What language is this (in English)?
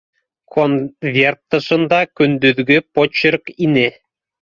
Bashkir